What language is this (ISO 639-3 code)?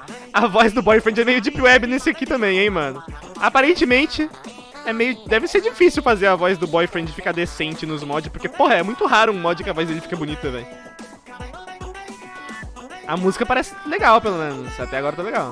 por